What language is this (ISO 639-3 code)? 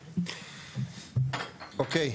heb